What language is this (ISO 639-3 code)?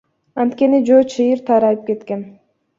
kir